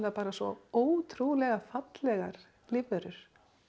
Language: Icelandic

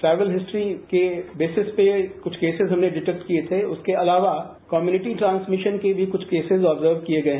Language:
Hindi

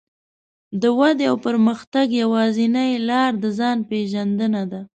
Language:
Pashto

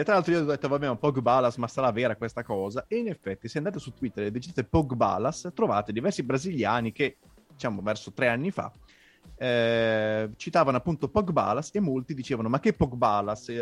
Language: Italian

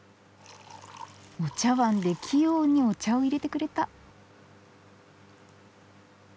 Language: Japanese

